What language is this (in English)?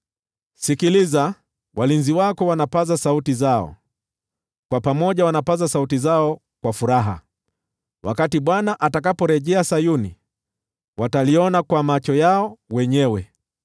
Swahili